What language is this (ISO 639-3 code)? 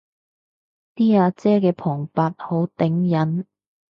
yue